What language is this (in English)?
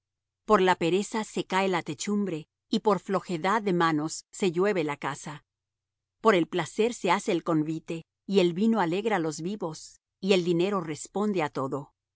Spanish